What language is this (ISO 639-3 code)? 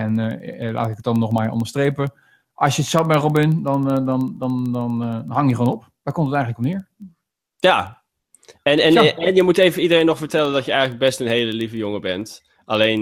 nld